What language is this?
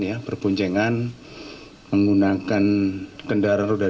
Indonesian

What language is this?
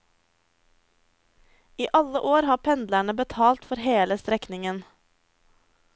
Norwegian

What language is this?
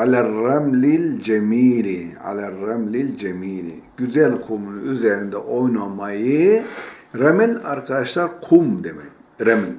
Turkish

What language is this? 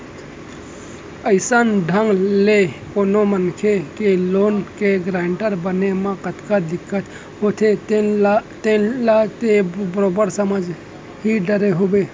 Chhattisgarhi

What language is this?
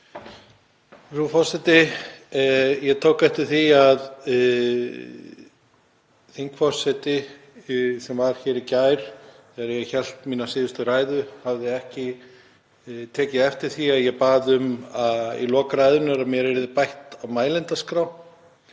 Icelandic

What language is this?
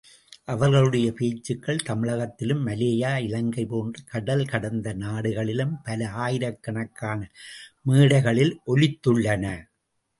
Tamil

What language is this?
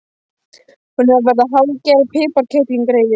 Icelandic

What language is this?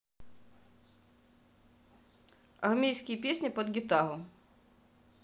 Russian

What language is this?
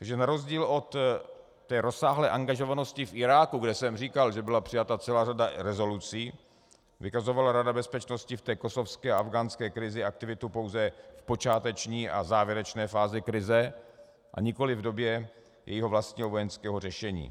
Czech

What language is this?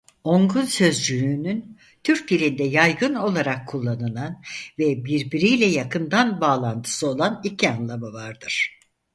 Turkish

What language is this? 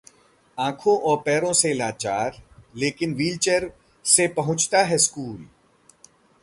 Hindi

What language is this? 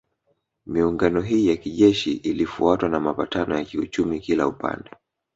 Swahili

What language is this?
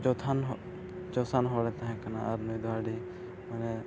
Santali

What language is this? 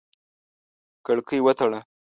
Pashto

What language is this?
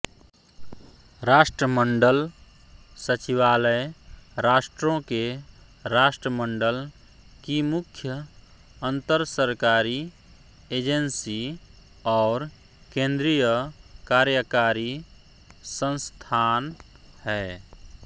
Hindi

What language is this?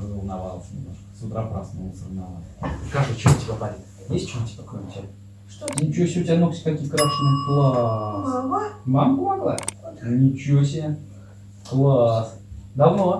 Russian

